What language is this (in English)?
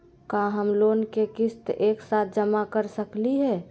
Magahi